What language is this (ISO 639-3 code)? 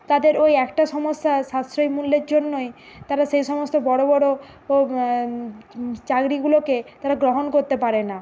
ben